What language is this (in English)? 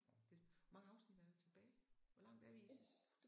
Danish